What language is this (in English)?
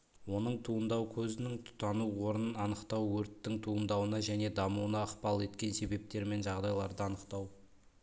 Kazakh